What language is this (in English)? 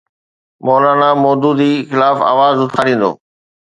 Sindhi